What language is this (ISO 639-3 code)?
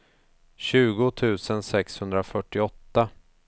swe